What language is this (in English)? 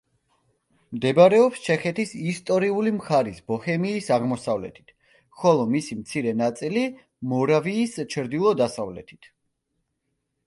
Georgian